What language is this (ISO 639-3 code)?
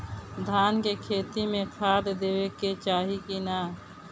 bho